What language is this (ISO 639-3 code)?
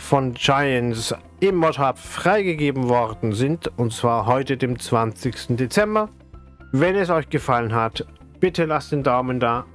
deu